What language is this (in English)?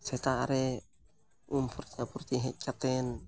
Santali